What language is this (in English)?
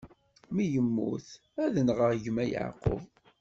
Kabyle